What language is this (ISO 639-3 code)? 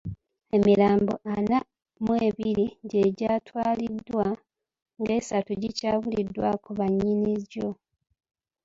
lug